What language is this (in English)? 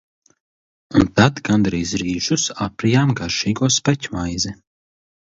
Latvian